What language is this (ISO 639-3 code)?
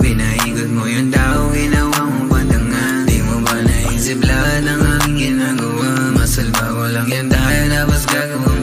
ara